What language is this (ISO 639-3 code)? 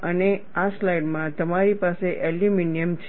guj